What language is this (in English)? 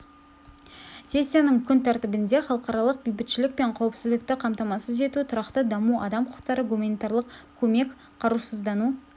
Kazakh